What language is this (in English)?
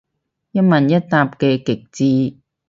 Cantonese